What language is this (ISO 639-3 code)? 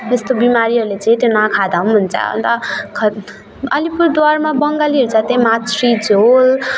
nep